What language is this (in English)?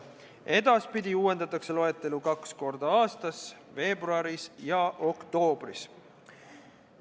Estonian